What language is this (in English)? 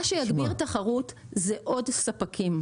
Hebrew